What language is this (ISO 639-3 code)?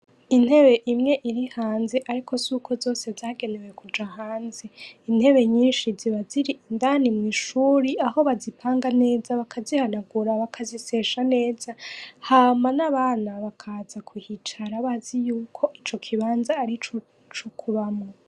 run